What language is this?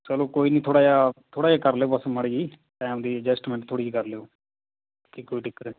Punjabi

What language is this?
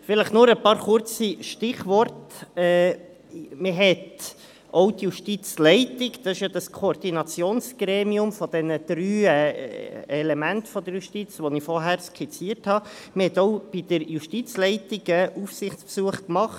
Swiss German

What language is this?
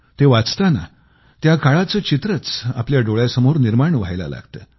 Marathi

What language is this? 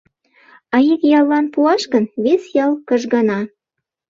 Mari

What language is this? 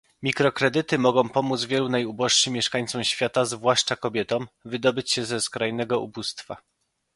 Polish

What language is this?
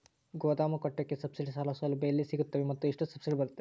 Kannada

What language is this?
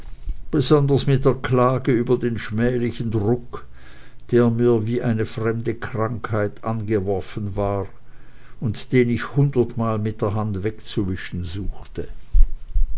German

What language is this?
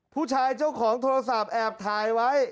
Thai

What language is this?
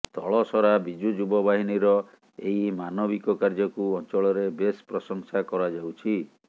Odia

